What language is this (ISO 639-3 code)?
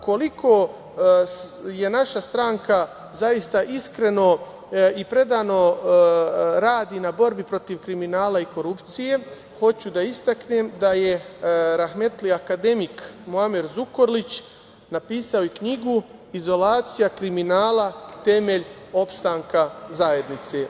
srp